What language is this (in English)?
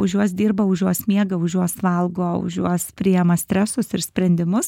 Lithuanian